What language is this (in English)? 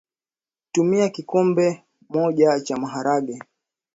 Swahili